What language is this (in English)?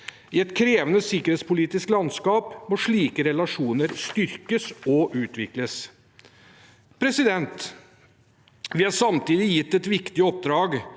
Norwegian